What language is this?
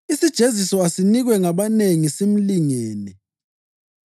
North Ndebele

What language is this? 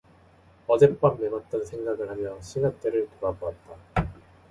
Korean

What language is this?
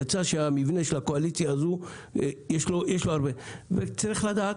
Hebrew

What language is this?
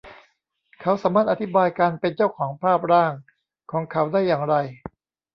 Thai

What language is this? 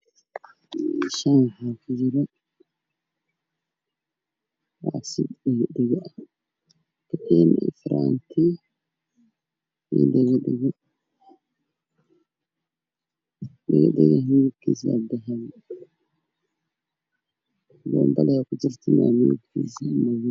Somali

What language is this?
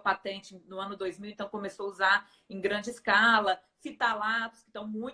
Portuguese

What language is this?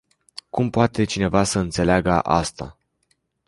Romanian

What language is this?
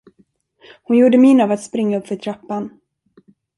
Swedish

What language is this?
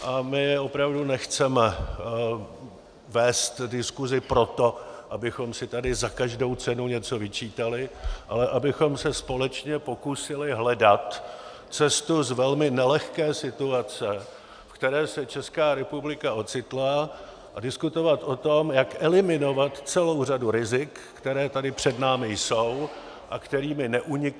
Czech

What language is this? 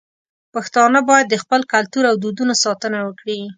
Pashto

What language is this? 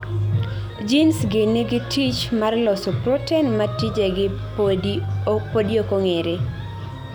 Luo (Kenya and Tanzania)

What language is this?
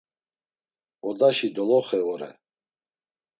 Laz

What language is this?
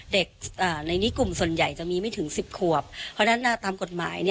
Thai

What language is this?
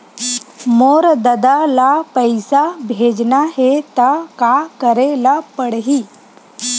Chhattisgarhi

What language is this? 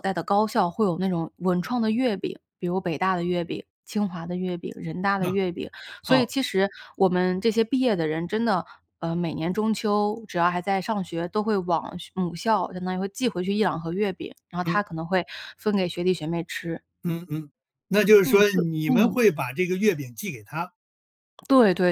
Chinese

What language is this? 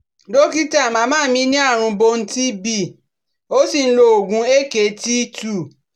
Yoruba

